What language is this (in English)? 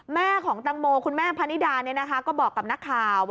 Thai